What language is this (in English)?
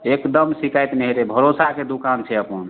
Maithili